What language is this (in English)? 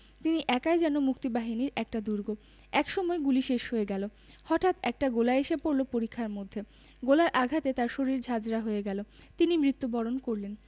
Bangla